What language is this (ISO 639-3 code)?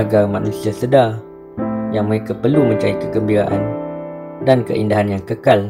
msa